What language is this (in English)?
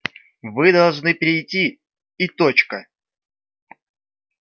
Russian